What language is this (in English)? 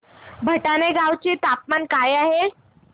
Marathi